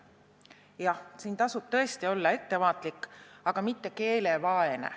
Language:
Estonian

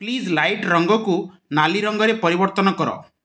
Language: Odia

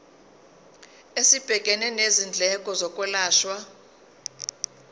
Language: Zulu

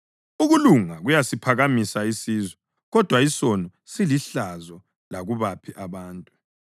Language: North Ndebele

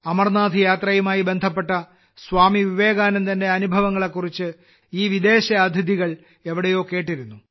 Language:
Malayalam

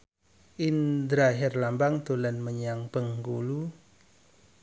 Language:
Javanese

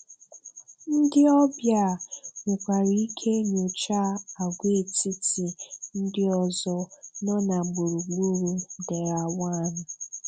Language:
Igbo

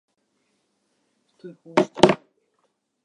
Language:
Japanese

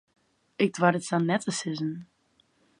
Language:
Western Frisian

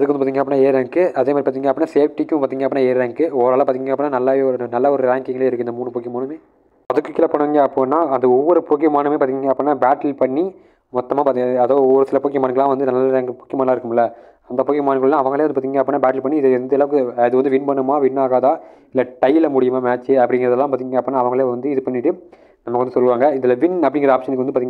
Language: Tamil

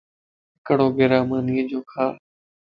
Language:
Lasi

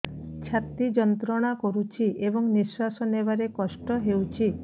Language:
Odia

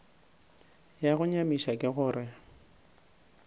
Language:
Northern Sotho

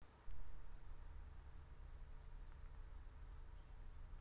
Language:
Russian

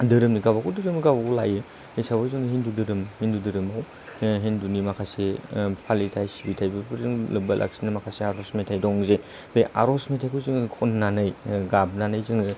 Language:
Bodo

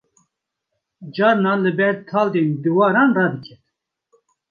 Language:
Kurdish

